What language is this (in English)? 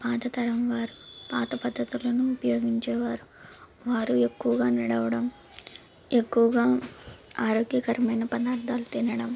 Telugu